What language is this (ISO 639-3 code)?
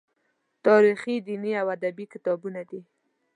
pus